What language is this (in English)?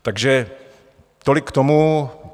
Czech